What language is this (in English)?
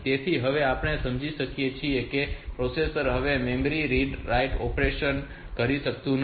Gujarati